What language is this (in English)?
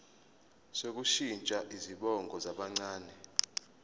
Zulu